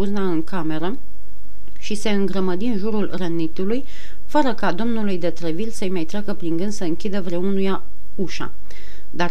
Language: Romanian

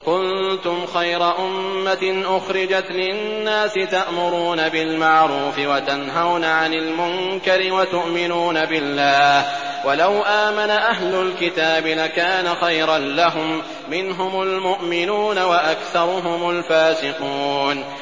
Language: Arabic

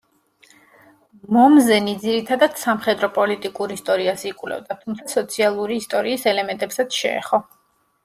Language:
Georgian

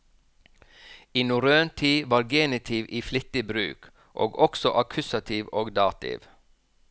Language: Norwegian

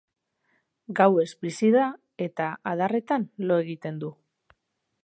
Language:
Basque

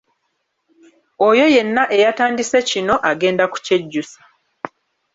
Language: Ganda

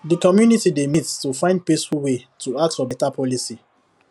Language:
Nigerian Pidgin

